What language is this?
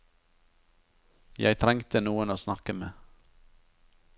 Norwegian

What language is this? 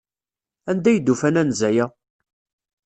Kabyle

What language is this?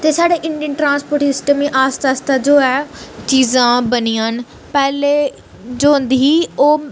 Dogri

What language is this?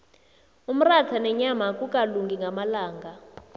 South Ndebele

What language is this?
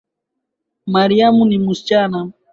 Swahili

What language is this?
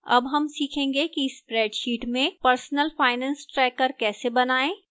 Hindi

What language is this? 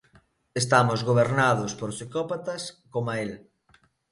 Galician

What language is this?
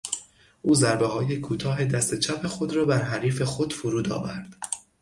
Persian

